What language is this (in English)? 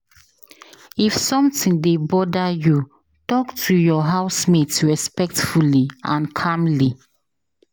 Nigerian Pidgin